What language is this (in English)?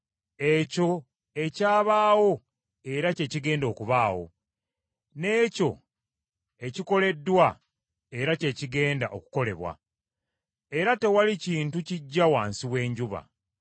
Ganda